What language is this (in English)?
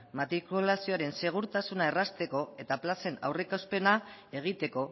Basque